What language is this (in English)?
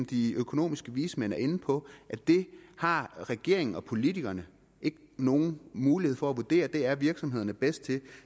Danish